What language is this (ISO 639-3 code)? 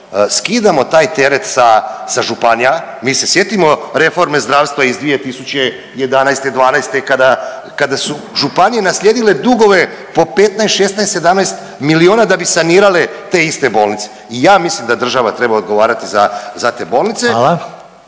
hrv